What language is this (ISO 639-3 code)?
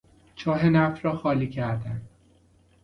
fas